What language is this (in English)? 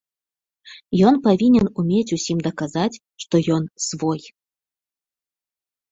Belarusian